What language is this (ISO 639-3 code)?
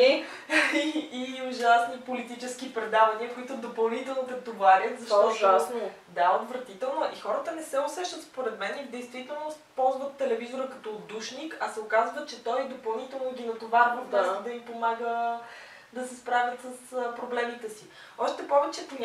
bul